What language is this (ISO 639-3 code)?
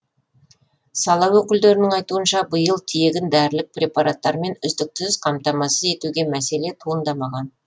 kaz